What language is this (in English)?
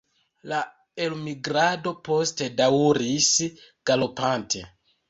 Esperanto